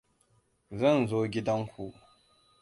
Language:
Hausa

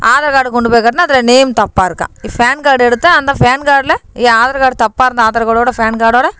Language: Tamil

